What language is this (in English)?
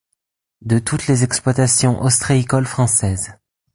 French